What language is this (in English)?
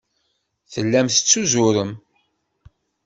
Kabyle